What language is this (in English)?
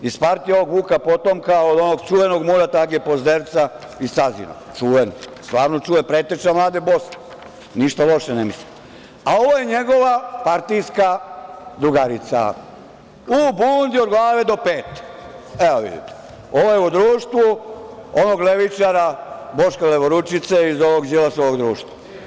Serbian